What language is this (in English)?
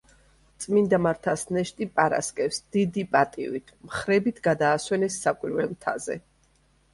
Georgian